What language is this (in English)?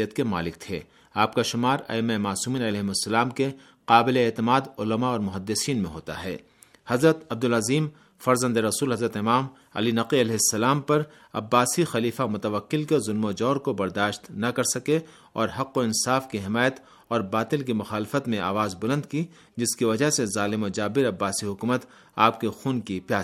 Urdu